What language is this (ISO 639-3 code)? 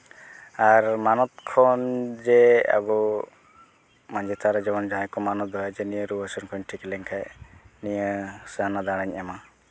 sat